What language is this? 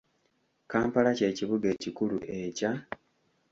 Ganda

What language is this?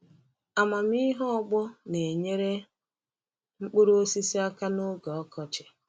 Igbo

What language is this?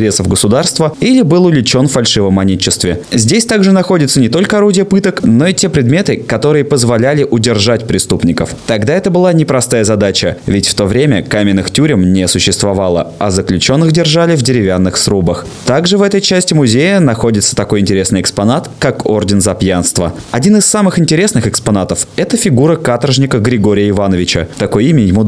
Russian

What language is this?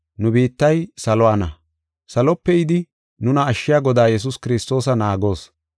Gofa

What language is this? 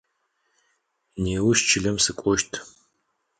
Adyghe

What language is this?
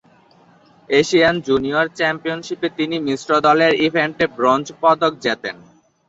Bangla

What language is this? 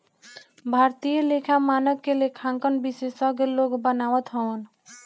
Bhojpuri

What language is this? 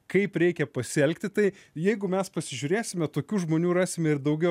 Lithuanian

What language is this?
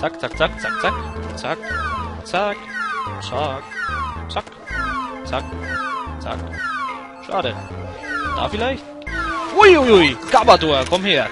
German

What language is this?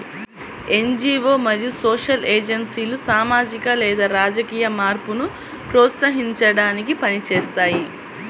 Telugu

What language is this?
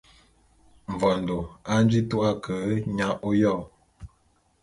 Bulu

